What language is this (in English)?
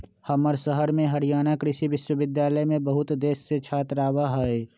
Magahi